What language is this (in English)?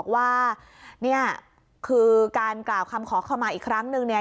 Thai